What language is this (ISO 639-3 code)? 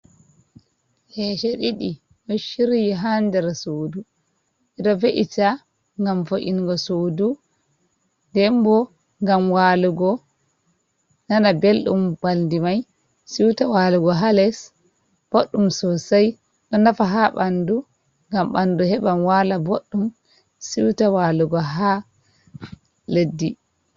ful